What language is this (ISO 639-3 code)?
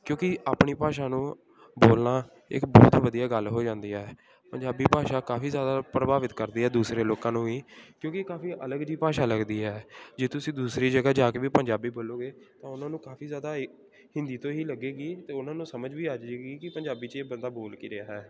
pan